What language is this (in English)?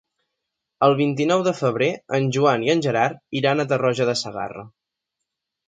Catalan